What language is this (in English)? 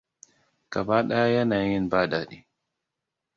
Hausa